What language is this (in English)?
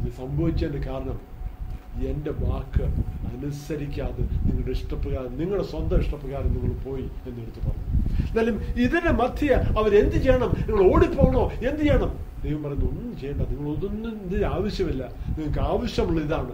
Malayalam